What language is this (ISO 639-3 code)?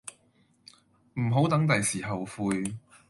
yue